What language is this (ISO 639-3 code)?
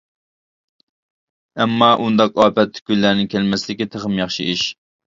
uig